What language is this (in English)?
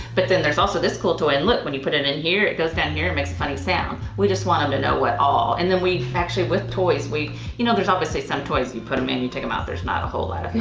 English